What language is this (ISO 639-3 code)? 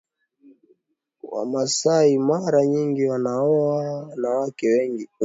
swa